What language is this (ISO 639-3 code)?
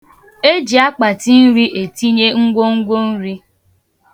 ibo